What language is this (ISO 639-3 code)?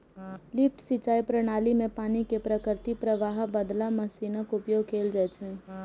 mai